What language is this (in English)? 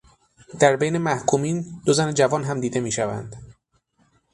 Persian